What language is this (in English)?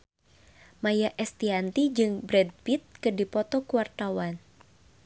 Sundanese